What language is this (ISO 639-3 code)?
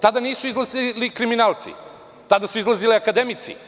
srp